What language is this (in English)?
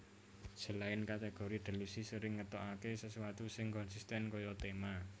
Javanese